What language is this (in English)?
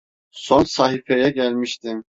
Turkish